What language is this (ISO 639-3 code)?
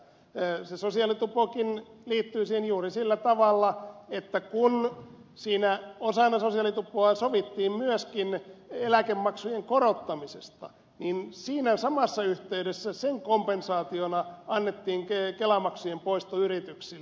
fin